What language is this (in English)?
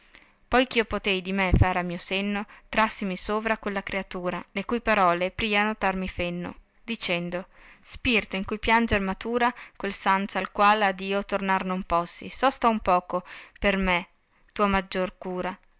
Italian